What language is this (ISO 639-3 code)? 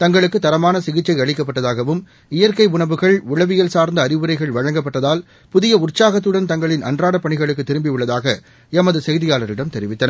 tam